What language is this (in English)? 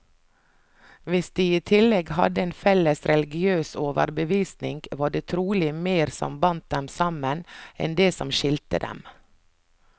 Norwegian